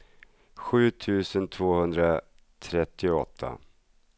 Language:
Swedish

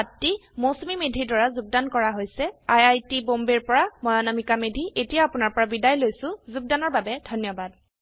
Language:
Assamese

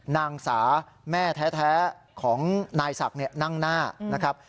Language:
Thai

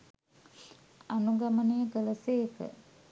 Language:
Sinhala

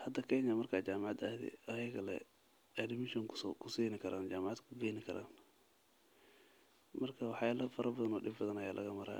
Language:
Somali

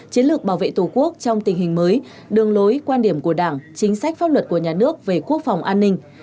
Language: Vietnamese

